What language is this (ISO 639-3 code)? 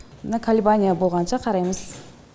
kaz